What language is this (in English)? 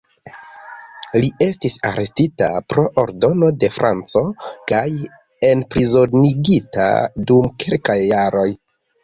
Esperanto